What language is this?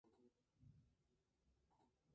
Spanish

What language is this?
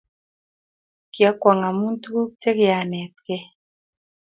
Kalenjin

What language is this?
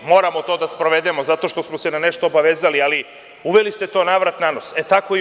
Serbian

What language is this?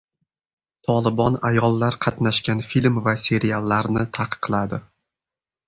Uzbek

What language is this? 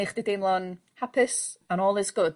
Welsh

